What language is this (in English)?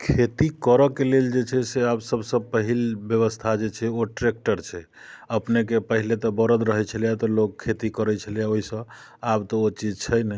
Maithili